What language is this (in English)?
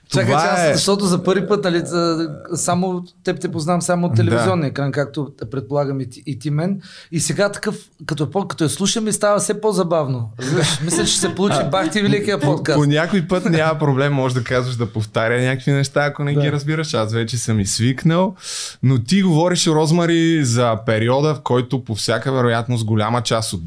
Bulgarian